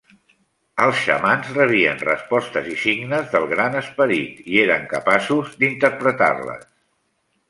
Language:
Catalan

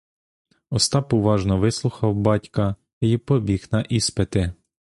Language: Ukrainian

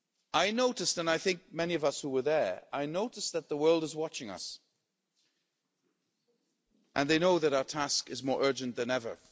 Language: English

